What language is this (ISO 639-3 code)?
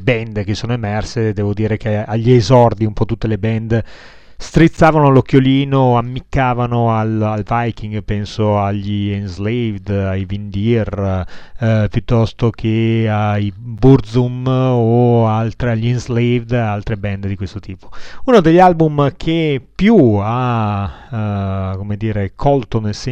ita